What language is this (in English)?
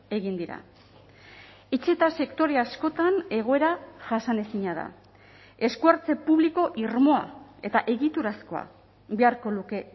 Basque